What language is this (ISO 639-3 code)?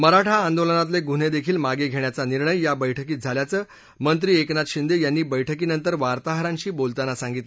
mar